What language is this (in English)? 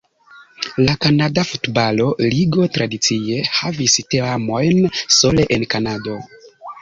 Esperanto